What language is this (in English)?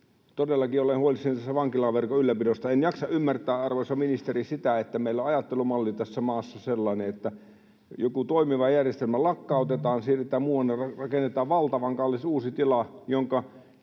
Finnish